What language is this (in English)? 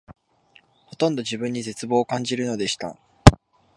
Japanese